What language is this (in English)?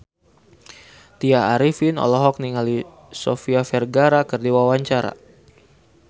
Sundanese